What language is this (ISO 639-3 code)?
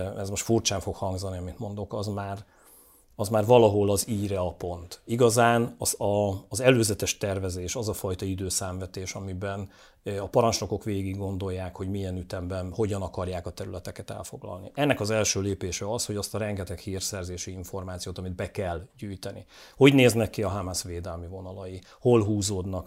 hun